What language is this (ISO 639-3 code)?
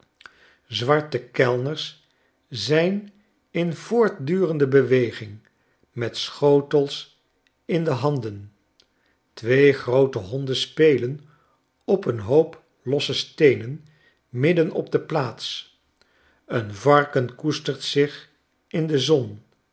nld